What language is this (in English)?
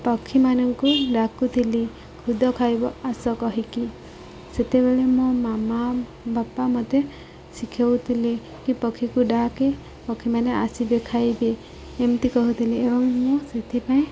Odia